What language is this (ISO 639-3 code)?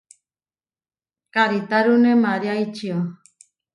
var